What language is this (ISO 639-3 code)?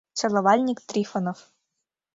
chm